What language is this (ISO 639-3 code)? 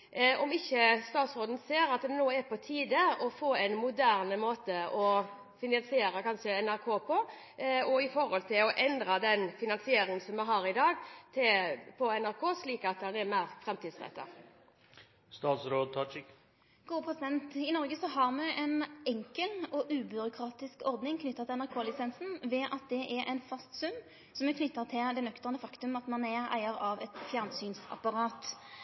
nor